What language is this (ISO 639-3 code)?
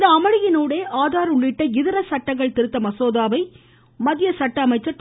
tam